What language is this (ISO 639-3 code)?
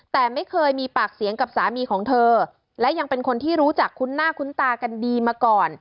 tha